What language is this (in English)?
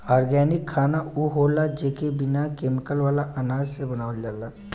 Bhojpuri